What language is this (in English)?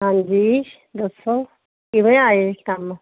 Punjabi